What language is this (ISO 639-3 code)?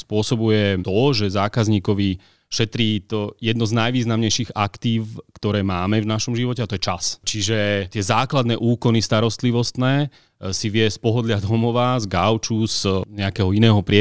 slk